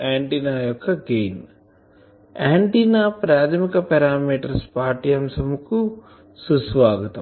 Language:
Telugu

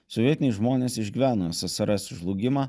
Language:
Lithuanian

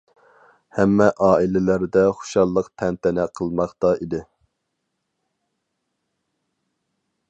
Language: Uyghur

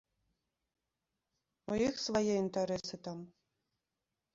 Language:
Belarusian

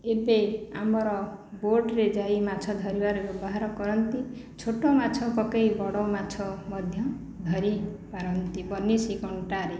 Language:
Odia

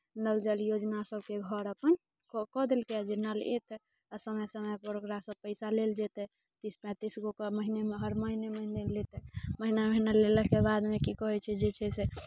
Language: Maithili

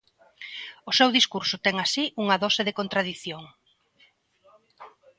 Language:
Galician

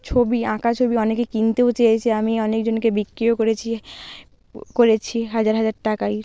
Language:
Bangla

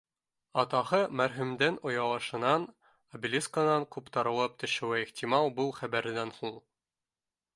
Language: Bashkir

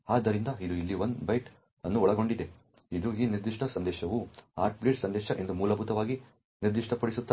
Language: Kannada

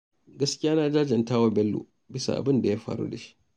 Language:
Hausa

